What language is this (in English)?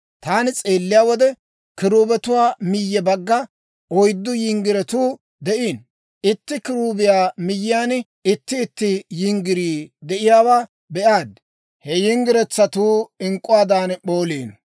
Dawro